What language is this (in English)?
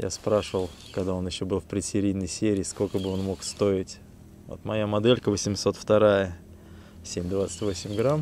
Russian